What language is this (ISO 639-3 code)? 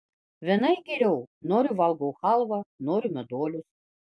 lit